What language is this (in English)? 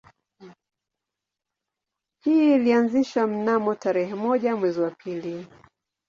Swahili